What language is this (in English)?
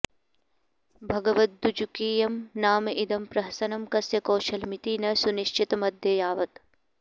Sanskrit